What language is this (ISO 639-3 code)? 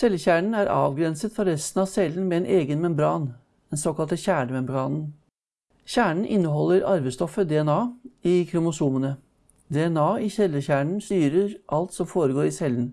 nor